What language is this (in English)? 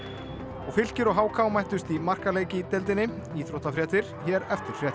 Icelandic